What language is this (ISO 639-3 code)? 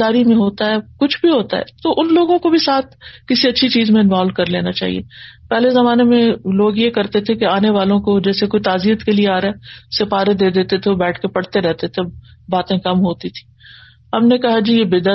urd